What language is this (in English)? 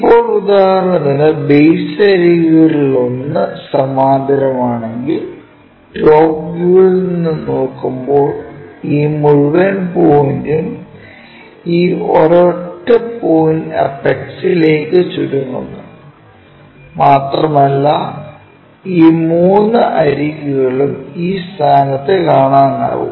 Malayalam